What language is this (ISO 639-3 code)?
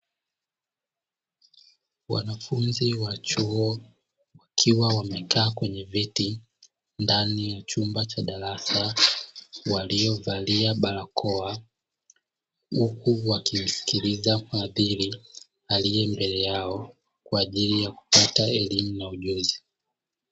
swa